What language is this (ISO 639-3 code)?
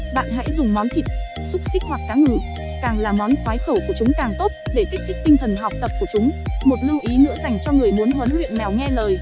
vie